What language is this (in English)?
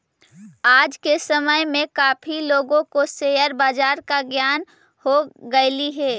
Magahi